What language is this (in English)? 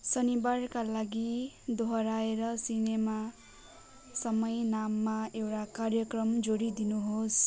Nepali